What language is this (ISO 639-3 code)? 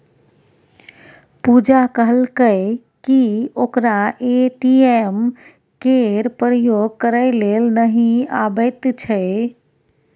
mai